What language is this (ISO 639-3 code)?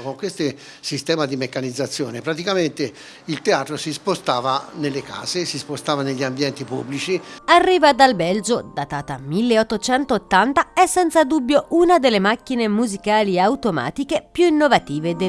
ita